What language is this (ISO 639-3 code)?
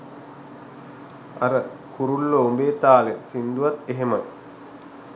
sin